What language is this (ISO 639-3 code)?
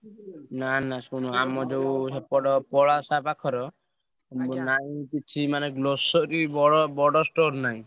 ori